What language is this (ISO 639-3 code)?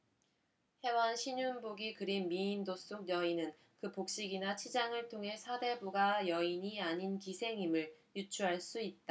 kor